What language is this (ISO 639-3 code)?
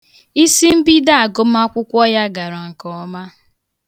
ibo